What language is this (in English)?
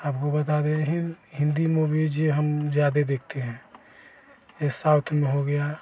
Hindi